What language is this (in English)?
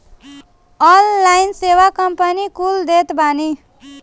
Bhojpuri